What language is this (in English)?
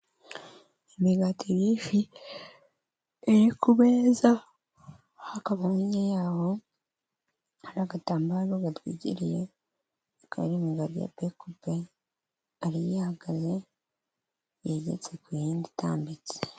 Kinyarwanda